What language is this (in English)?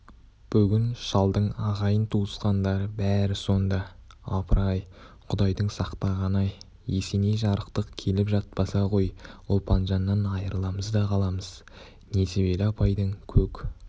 Kazakh